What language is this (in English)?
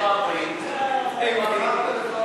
Hebrew